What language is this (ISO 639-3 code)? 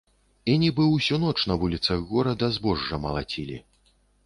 bel